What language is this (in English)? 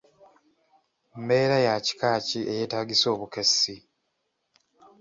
Ganda